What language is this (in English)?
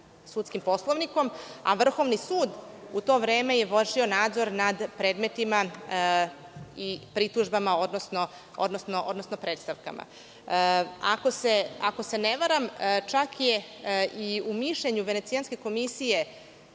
Serbian